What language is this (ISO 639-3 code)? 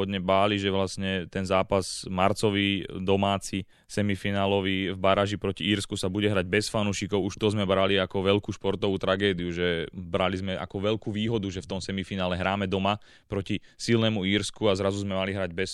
slk